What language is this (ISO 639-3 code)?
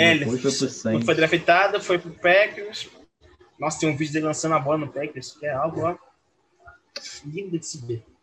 por